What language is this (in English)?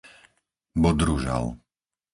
Slovak